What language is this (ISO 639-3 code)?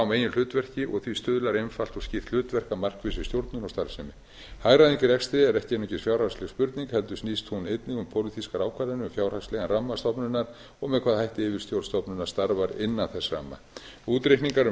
isl